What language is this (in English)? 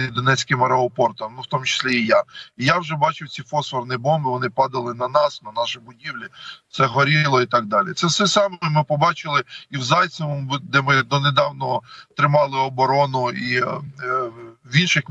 Ukrainian